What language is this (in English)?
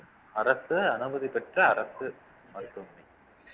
Tamil